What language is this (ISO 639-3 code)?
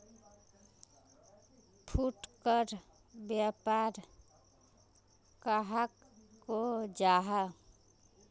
mag